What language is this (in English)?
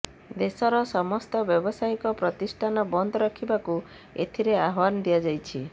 Odia